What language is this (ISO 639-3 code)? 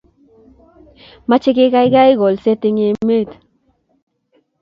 kln